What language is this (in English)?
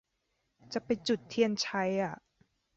Thai